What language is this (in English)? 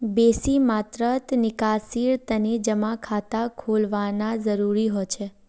Magahi